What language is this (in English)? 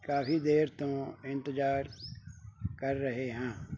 Punjabi